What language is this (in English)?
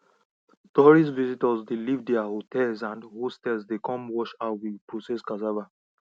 Nigerian Pidgin